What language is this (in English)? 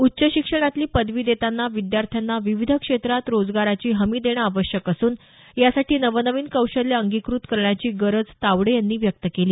Marathi